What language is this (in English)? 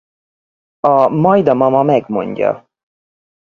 Hungarian